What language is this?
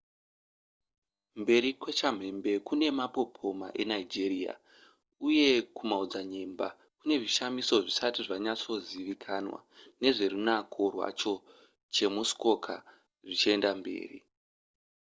Shona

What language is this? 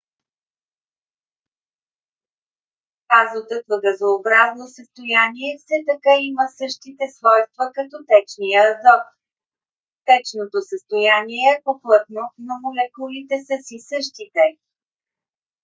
Bulgarian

